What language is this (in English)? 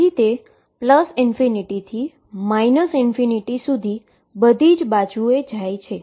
Gujarati